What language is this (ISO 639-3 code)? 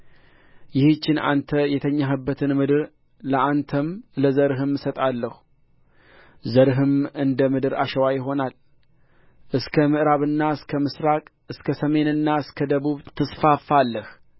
amh